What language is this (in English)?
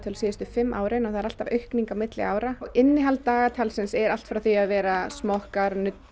Icelandic